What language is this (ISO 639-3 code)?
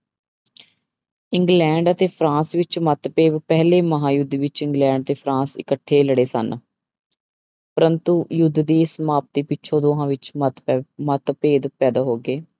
pan